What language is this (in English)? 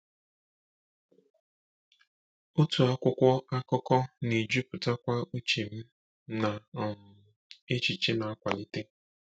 Igbo